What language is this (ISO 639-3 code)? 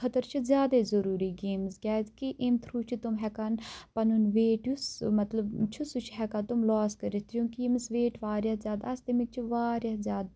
kas